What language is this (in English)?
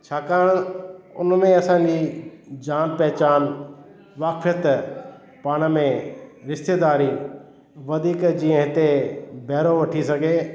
Sindhi